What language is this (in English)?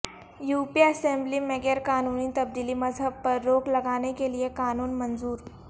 Urdu